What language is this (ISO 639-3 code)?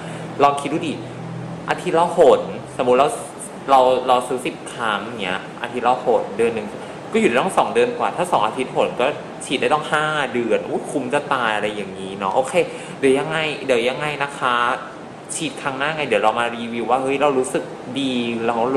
tha